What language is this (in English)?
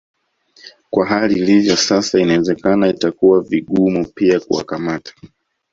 Swahili